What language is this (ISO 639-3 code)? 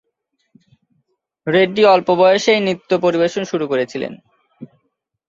ben